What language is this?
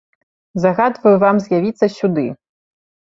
Belarusian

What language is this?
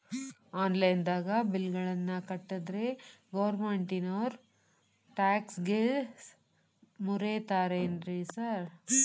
Kannada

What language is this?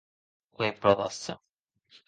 Occitan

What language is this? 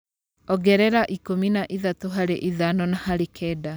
Kikuyu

